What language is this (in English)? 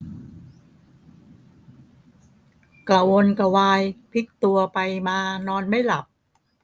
Thai